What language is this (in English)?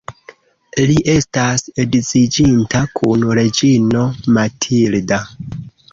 Esperanto